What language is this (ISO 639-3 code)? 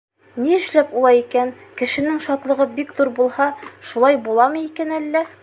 bak